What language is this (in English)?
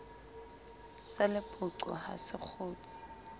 Southern Sotho